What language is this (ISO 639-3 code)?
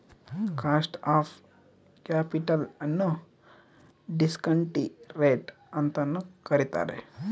kan